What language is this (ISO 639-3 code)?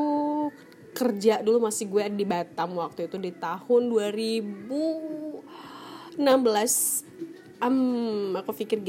ind